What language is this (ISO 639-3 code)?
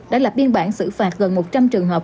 vie